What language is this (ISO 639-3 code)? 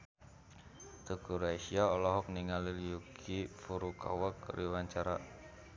sun